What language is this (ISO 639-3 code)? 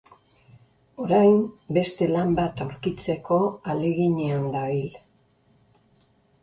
eus